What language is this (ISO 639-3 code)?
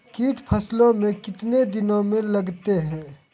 mai